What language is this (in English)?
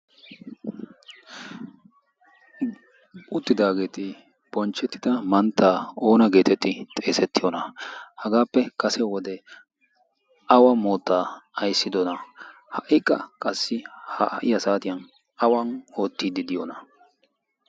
Wolaytta